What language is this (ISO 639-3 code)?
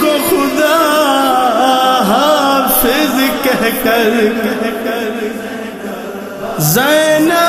tur